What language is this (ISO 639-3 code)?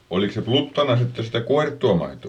fin